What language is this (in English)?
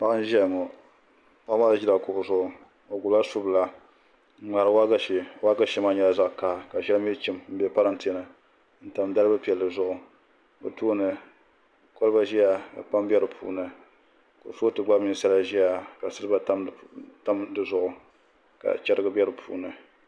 Dagbani